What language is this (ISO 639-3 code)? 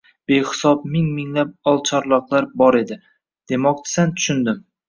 uzb